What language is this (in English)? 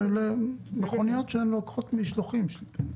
Hebrew